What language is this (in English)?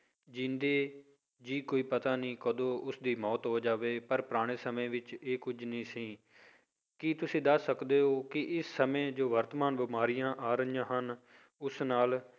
Punjabi